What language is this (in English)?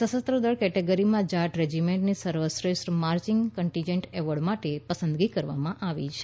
Gujarati